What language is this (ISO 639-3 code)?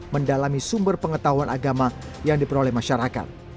ind